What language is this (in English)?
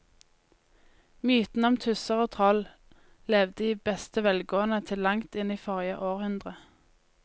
Norwegian